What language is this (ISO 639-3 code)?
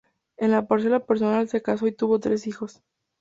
spa